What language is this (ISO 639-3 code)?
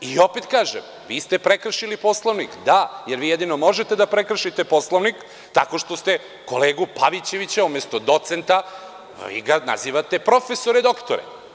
srp